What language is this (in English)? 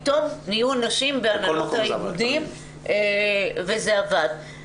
Hebrew